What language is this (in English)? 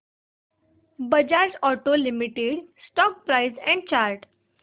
Marathi